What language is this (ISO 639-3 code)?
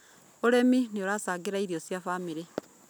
kik